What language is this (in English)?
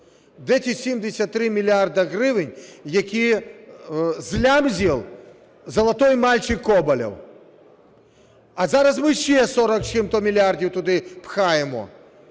Ukrainian